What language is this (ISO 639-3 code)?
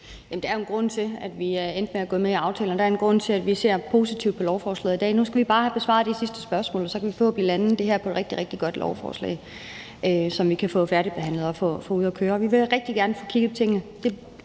dan